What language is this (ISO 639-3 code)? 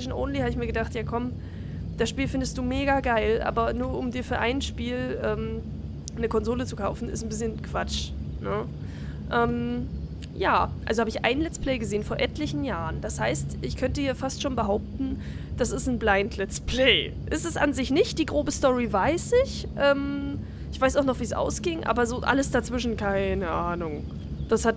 deu